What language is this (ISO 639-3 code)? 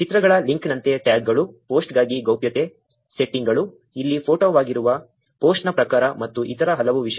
kan